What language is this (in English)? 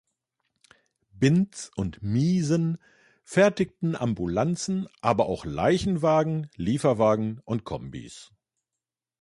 German